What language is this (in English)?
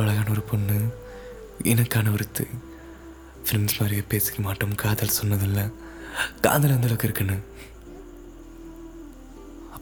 Tamil